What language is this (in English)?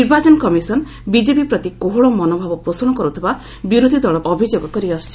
Odia